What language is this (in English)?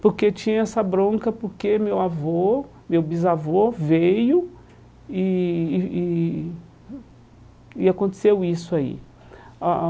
Portuguese